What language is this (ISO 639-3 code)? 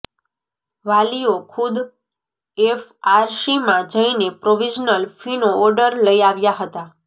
guj